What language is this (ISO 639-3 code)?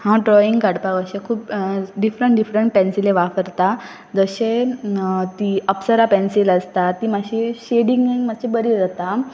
kok